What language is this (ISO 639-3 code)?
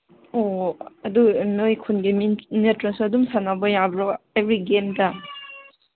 mni